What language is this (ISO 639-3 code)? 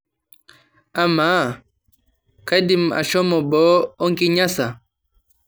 mas